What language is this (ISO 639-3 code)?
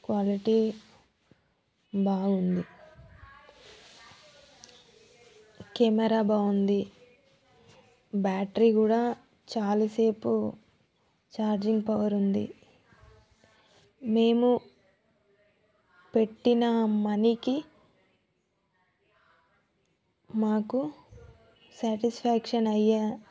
tel